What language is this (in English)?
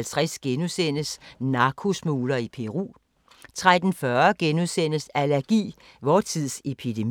Danish